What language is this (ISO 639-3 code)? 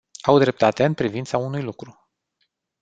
ron